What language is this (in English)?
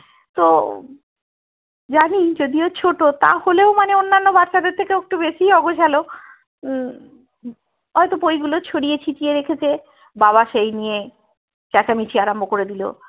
Bangla